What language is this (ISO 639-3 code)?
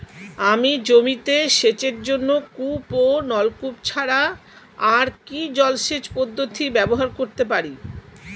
ben